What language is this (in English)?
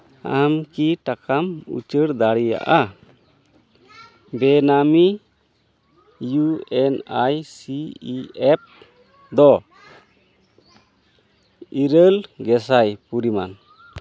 Santali